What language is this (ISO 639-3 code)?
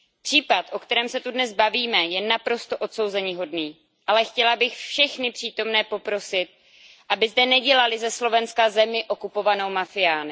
ces